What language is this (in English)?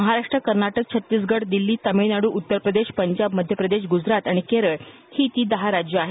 Marathi